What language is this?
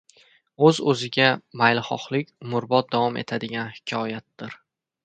Uzbek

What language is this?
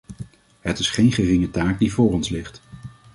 Dutch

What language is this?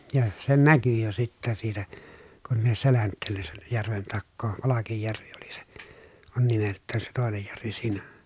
Finnish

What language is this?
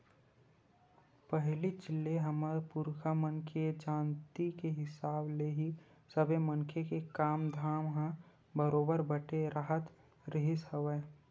Chhattisgarhi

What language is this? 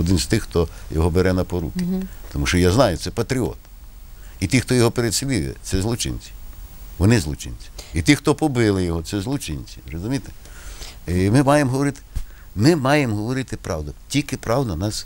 Ukrainian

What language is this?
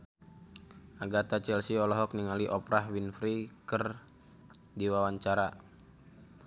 Sundanese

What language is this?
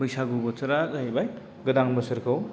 Bodo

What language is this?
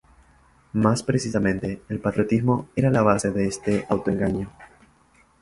Spanish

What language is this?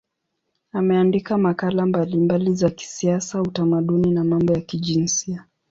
Swahili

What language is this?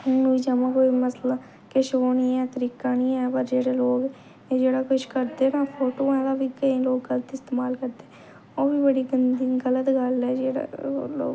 Dogri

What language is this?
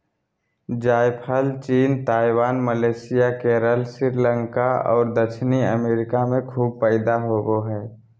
Magahi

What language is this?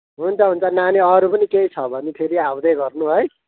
Nepali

